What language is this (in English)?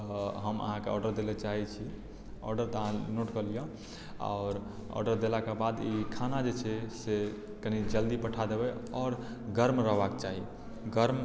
Maithili